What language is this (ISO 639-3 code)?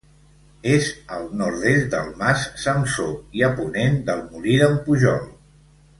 cat